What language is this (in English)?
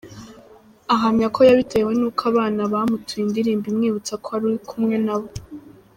Kinyarwanda